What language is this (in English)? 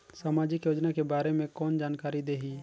Chhattisgarhi